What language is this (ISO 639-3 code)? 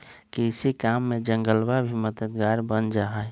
mag